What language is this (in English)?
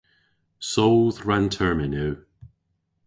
Cornish